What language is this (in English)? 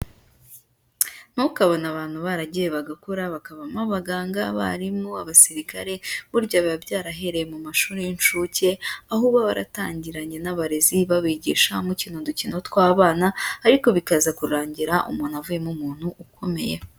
Kinyarwanda